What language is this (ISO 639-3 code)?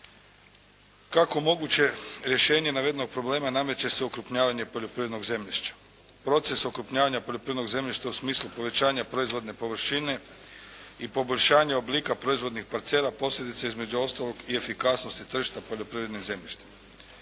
hrv